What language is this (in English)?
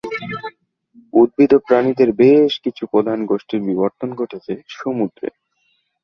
Bangla